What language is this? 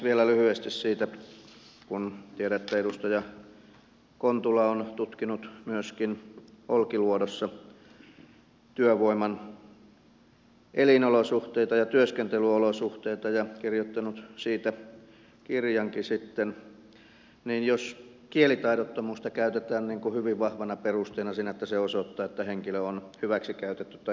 Finnish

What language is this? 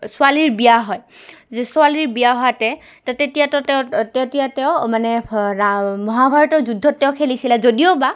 Assamese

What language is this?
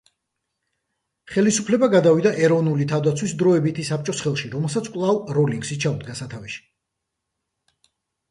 Georgian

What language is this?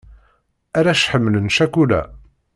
Kabyle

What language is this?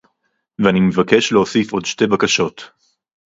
Hebrew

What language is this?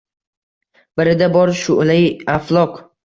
Uzbek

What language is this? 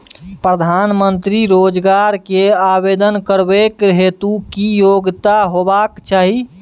Maithili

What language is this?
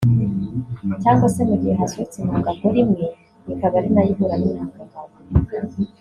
Kinyarwanda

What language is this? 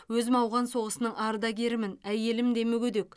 Kazakh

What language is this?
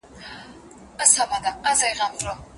Pashto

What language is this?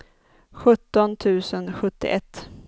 Swedish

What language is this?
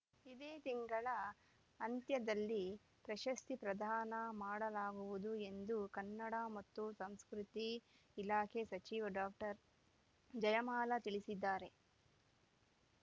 Kannada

